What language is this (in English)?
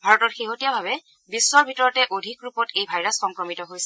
Assamese